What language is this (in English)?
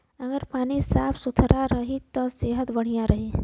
Bhojpuri